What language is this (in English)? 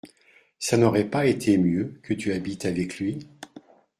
French